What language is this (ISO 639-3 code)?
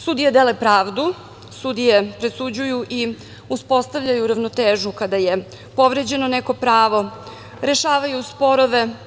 srp